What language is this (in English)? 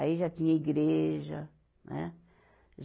Portuguese